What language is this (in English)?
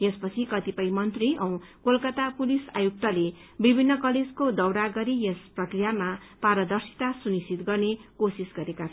Nepali